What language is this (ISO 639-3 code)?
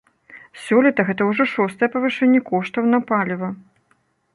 bel